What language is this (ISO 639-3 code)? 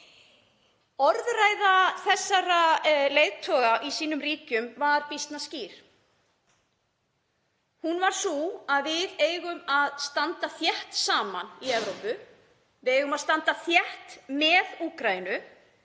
isl